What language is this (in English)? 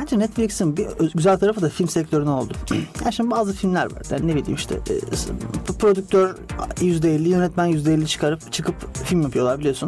Turkish